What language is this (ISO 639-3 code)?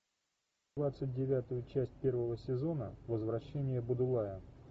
rus